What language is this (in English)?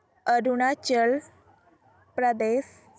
Odia